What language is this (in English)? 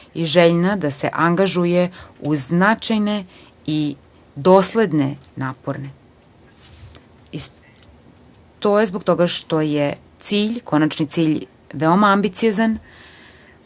Serbian